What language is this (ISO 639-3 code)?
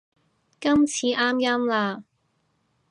yue